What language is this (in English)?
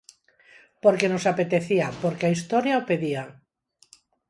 Galician